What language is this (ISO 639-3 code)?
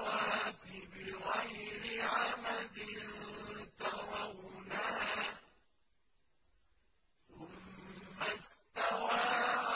ara